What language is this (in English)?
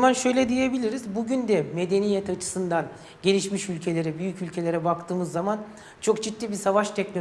Turkish